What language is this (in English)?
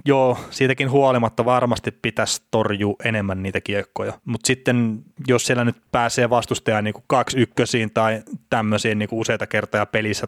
Finnish